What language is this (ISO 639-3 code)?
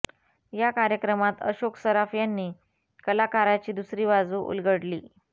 mar